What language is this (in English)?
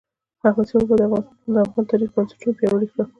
Pashto